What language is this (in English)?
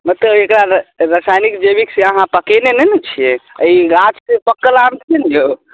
Maithili